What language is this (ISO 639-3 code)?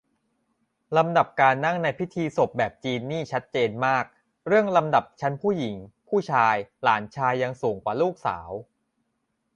tha